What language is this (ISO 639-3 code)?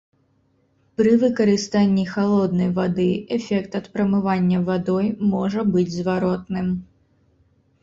bel